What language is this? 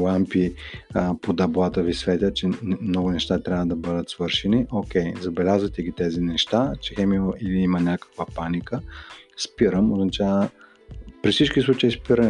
Bulgarian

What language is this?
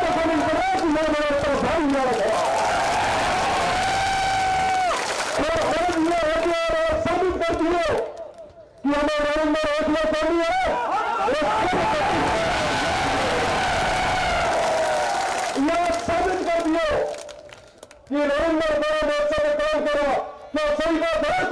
Hindi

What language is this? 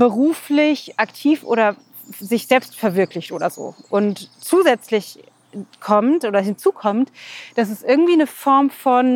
German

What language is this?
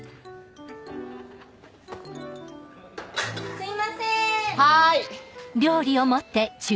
Japanese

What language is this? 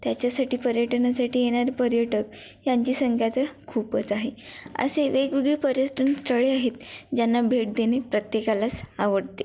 Marathi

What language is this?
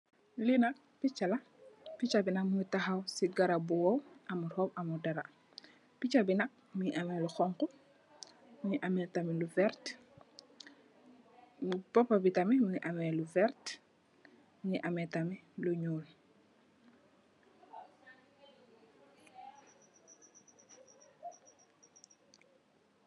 Wolof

